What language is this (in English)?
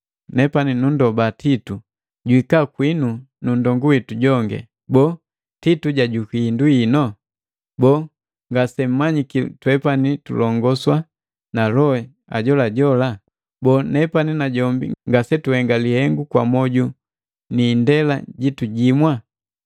Matengo